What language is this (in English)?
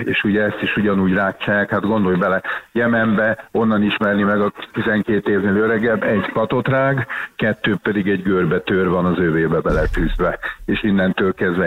Hungarian